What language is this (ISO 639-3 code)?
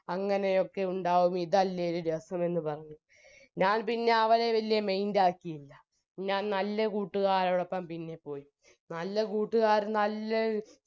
mal